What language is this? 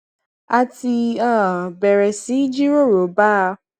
Yoruba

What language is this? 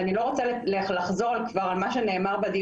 Hebrew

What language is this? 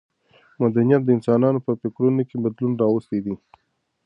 Pashto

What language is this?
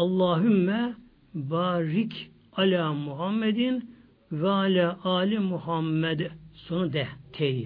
Turkish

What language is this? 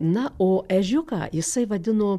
Lithuanian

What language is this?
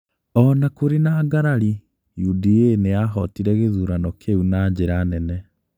Kikuyu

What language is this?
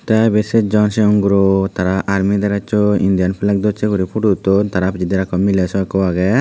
Chakma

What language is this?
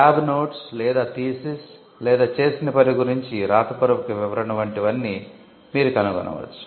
Telugu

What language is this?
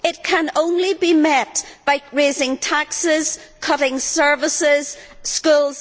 English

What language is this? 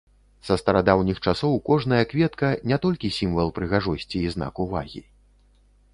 Belarusian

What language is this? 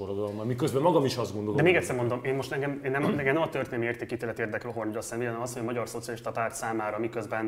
Hungarian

